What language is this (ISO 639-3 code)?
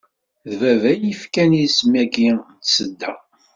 kab